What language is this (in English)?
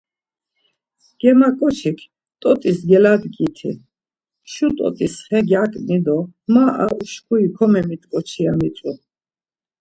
Laz